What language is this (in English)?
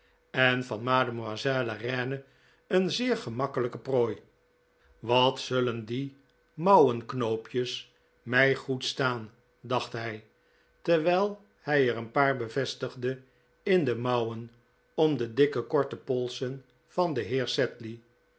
Dutch